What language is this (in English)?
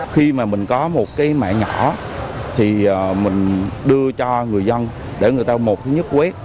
Vietnamese